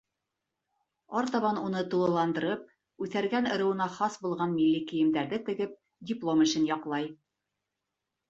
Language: Bashkir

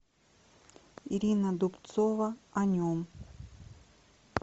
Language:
Russian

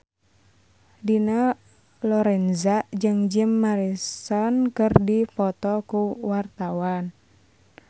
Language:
Sundanese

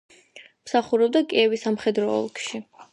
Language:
Georgian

